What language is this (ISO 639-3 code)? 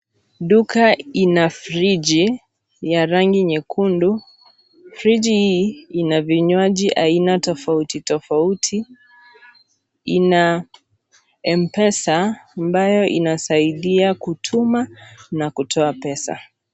swa